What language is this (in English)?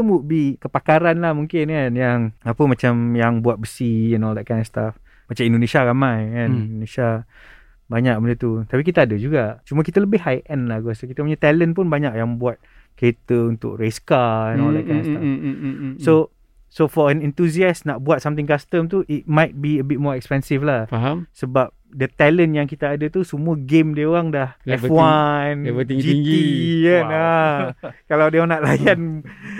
Malay